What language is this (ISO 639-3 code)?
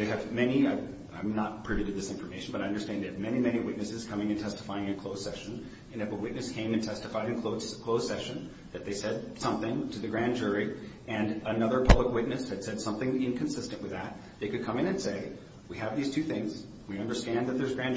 eng